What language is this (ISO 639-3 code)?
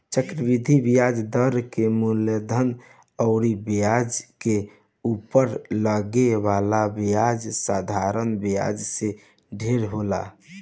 bho